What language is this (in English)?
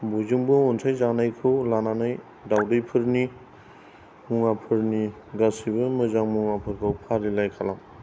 Bodo